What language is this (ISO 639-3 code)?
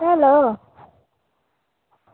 doi